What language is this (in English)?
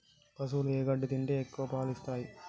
Telugu